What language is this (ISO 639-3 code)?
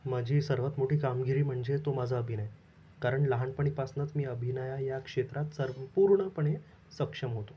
mar